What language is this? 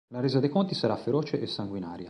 Italian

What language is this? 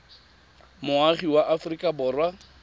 Tswana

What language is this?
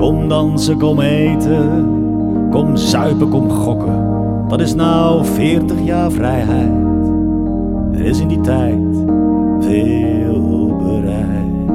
Dutch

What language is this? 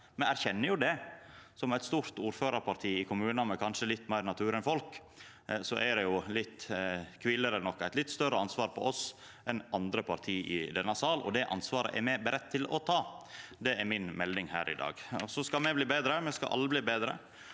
Norwegian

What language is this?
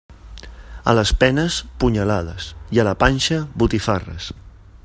Catalan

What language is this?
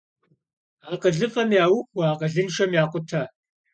Kabardian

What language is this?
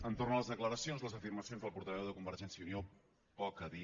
Catalan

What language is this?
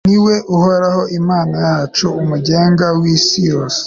Kinyarwanda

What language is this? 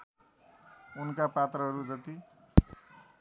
Nepali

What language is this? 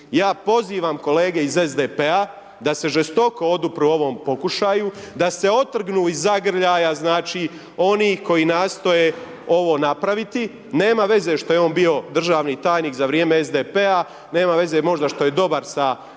Croatian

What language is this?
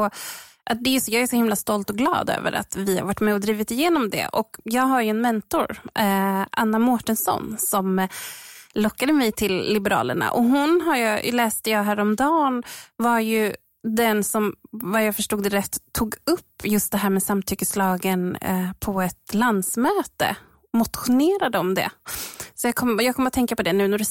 Swedish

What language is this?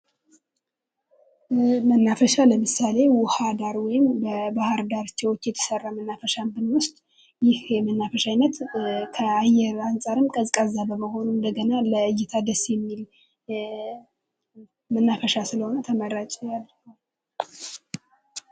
Amharic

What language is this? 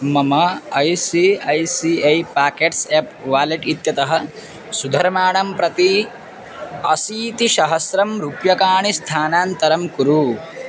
Sanskrit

